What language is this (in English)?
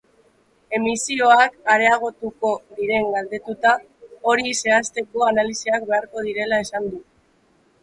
Basque